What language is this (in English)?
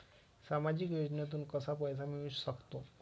Marathi